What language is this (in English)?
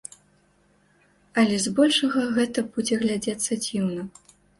Belarusian